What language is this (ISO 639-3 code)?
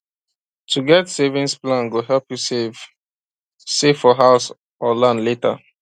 pcm